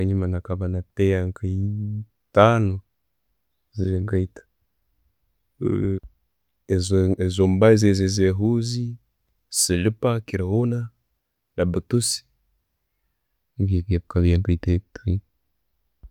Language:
Tooro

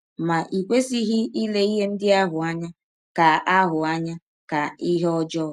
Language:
Igbo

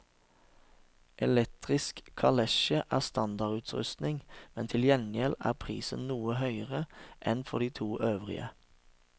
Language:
Norwegian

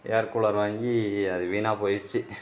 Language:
Tamil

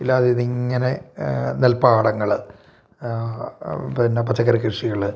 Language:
Malayalam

